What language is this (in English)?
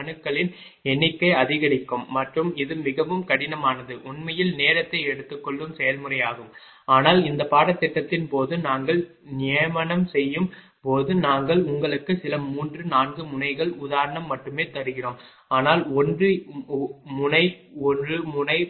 Tamil